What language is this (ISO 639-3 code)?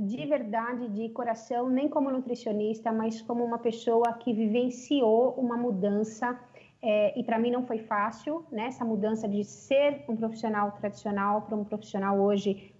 por